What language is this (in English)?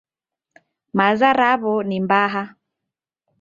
Taita